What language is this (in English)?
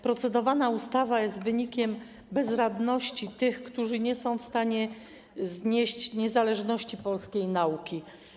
Polish